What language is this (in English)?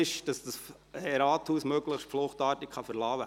Swiss German